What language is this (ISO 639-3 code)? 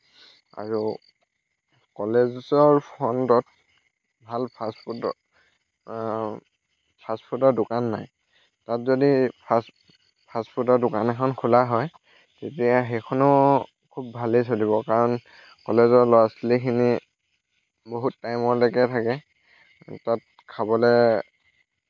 asm